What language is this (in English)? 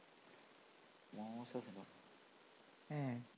Malayalam